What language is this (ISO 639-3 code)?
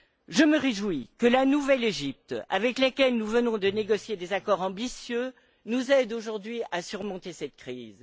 fra